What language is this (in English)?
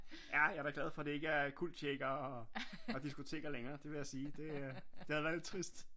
Danish